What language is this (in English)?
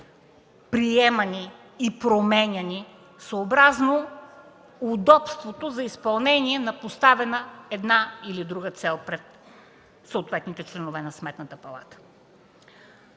Bulgarian